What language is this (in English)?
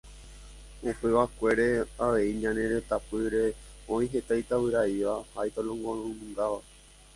Guarani